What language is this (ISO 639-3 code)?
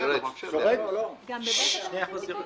heb